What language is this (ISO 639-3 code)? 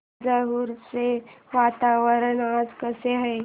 mar